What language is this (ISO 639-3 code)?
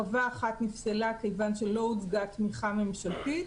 heb